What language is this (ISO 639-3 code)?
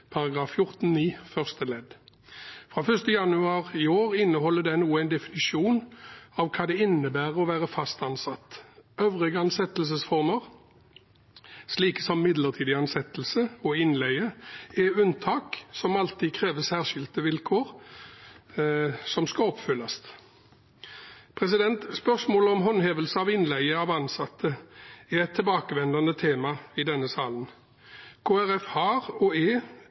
nob